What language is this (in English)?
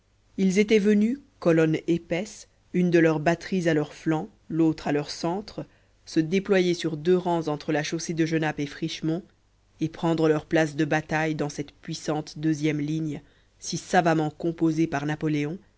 French